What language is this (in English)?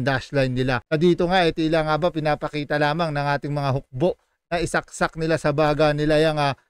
Filipino